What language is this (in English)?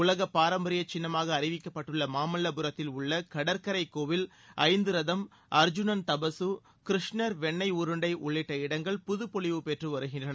Tamil